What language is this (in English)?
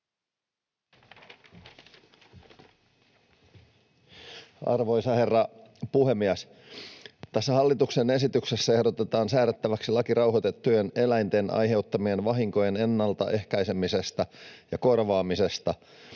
Finnish